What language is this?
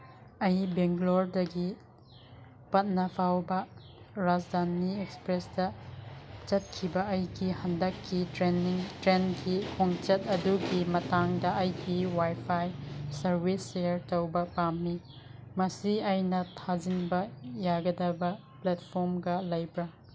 Manipuri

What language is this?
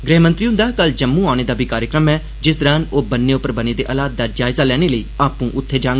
Dogri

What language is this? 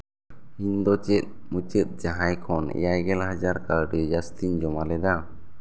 Santali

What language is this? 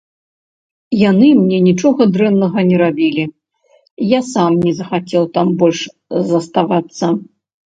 Belarusian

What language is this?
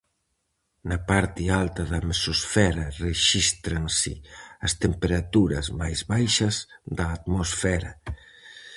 Galician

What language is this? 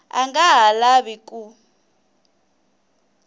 Tsonga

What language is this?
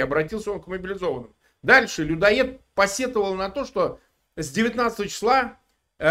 Russian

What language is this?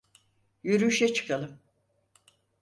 Turkish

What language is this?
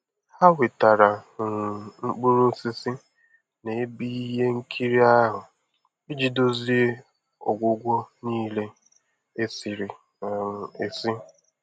Igbo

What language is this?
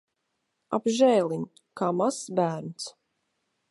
Latvian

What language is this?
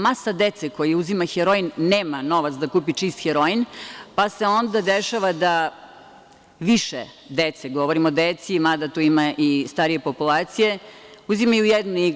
Serbian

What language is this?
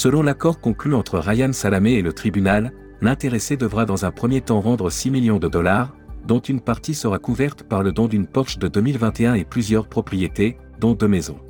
French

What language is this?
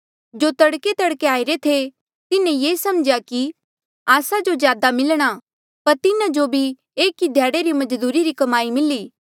Mandeali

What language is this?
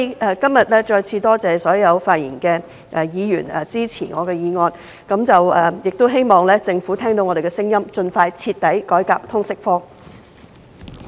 Cantonese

